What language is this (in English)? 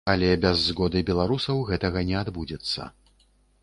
Belarusian